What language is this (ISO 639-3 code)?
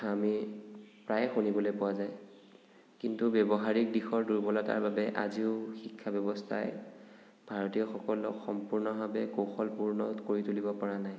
asm